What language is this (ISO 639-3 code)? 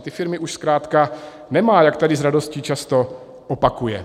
ces